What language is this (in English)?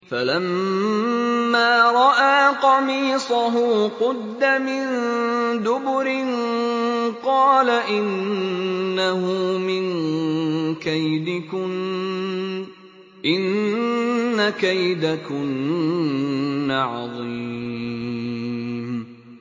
Arabic